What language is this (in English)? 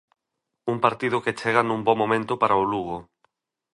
Galician